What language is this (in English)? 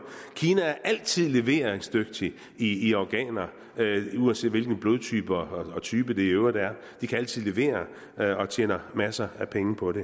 Danish